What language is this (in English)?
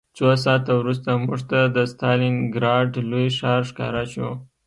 Pashto